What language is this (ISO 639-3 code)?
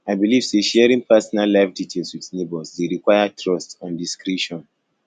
pcm